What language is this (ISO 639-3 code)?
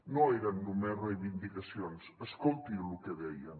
cat